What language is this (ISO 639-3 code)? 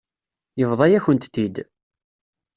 kab